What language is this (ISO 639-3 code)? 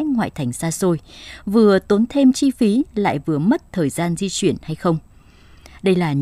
vie